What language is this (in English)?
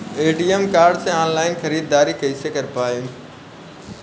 Bhojpuri